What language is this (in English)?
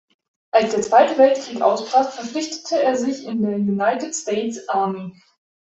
German